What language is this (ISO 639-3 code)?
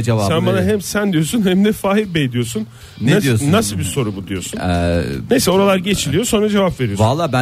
tur